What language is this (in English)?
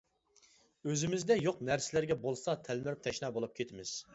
Uyghur